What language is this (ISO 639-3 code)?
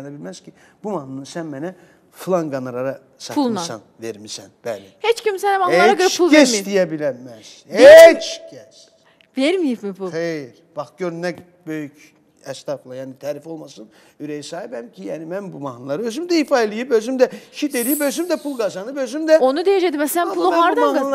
tur